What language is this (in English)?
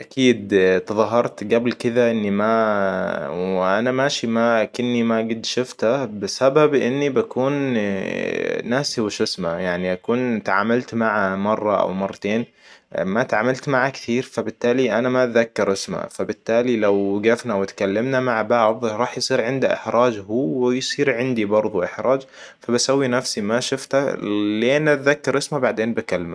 Hijazi Arabic